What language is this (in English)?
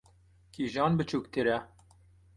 Kurdish